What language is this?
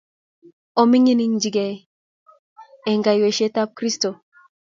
Kalenjin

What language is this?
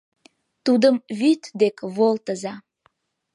Mari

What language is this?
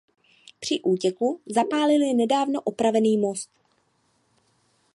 Czech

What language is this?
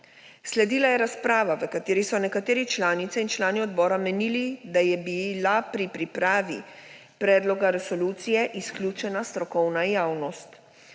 Slovenian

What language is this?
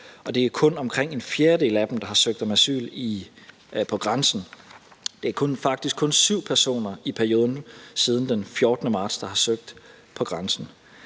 Danish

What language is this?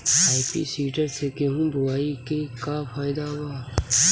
Bhojpuri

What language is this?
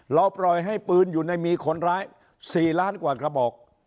Thai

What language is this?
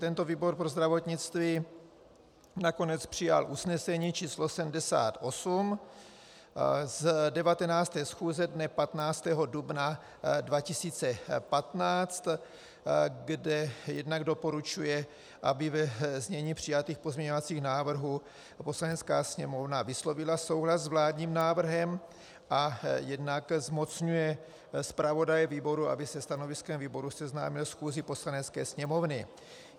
Czech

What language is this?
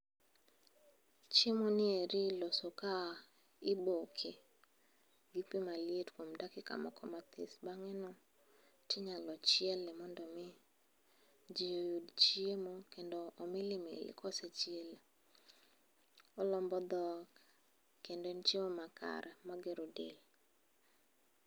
Luo (Kenya and Tanzania)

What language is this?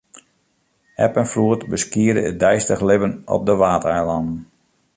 Western Frisian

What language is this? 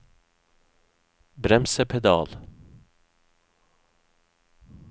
Norwegian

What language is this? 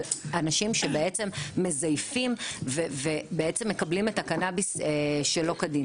Hebrew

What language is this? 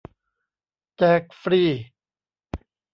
Thai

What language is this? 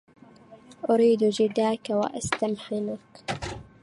Arabic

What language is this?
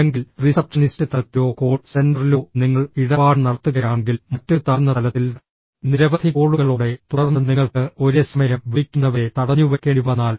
Malayalam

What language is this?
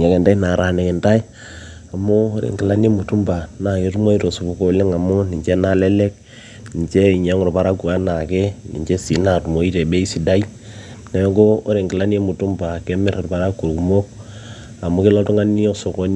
Masai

